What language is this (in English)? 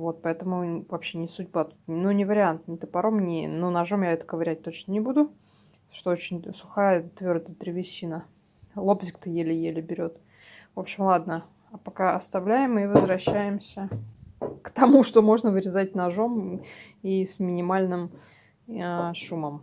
Russian